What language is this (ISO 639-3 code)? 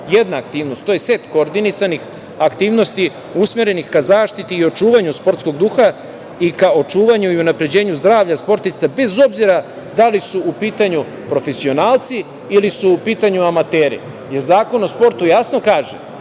srp